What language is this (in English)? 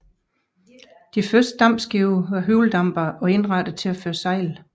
Danish